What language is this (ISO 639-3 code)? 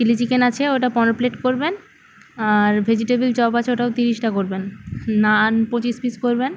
ben